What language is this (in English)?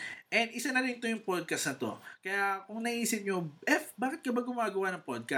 Filipino